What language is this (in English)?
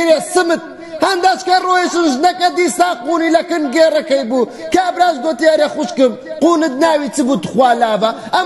Arabic